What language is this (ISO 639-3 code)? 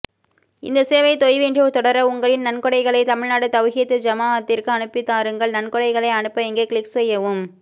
tam